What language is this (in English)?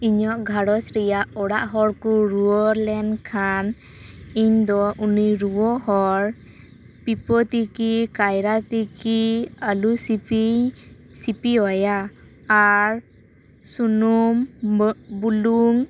Santali